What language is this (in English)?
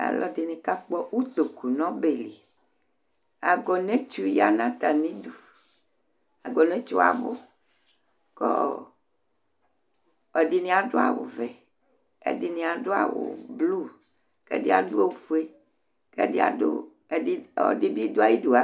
Ikposo